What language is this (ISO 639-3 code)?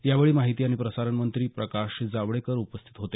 mar